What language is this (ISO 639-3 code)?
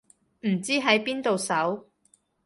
yue